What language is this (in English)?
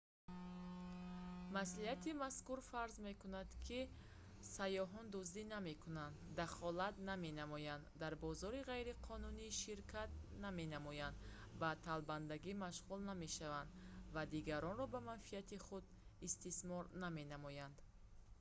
Tajik